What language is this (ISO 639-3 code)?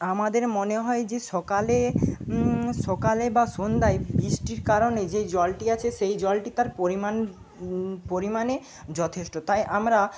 ben